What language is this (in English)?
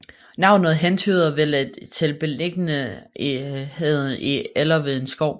Danish